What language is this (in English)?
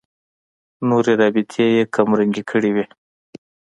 Pashto